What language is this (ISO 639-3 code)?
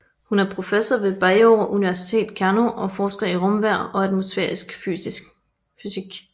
dan